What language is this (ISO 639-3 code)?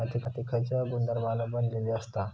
mar